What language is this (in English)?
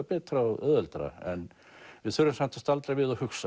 Icelandic